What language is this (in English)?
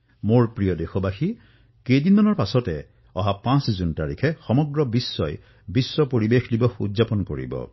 Assamese